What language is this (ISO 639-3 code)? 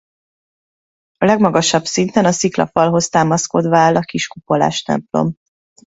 hun